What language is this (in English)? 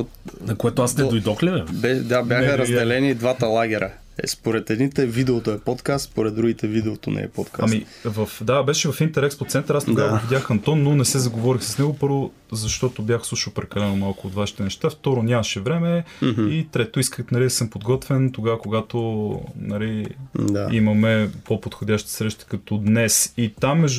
Bulgarian